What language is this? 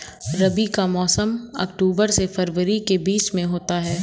Hindi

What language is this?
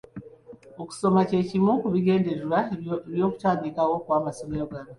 Ganda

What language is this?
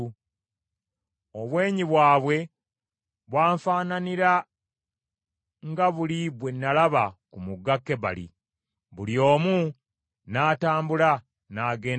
Ganda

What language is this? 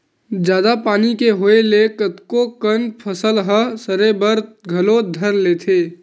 Chhattisgarhi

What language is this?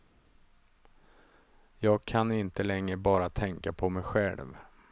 Swedish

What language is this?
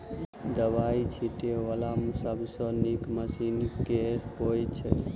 Maithili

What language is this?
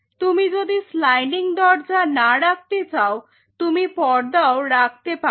Bangla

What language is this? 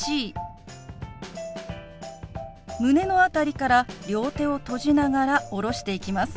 Japanese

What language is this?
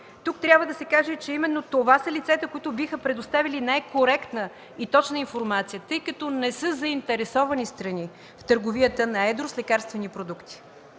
Bulgarian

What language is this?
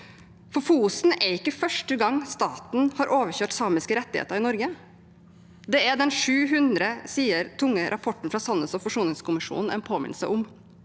Norwegian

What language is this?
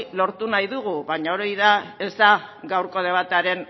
Basque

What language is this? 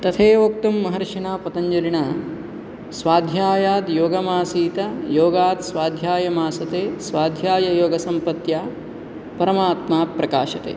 Sanskrit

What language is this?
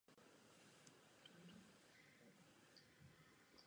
Czech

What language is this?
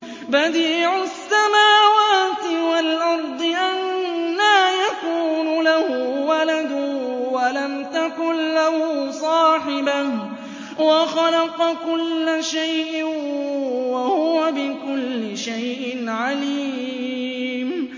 Arabic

